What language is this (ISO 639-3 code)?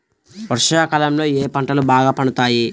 tel